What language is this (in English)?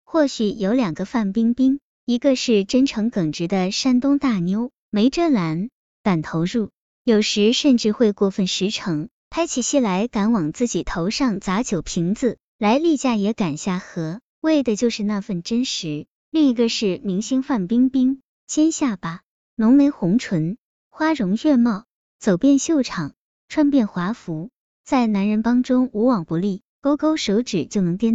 Chinese